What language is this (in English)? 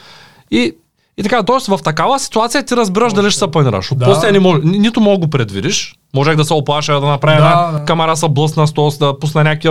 Bulgarian